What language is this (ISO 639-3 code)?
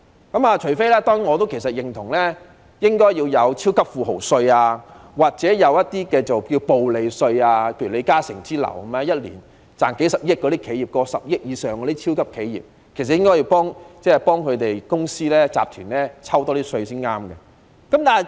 yue